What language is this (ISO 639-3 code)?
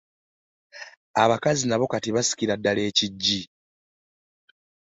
lug